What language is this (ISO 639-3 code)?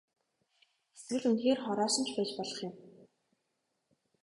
mon